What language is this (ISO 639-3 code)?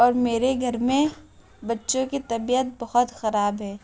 urd